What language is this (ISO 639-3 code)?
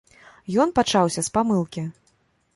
bel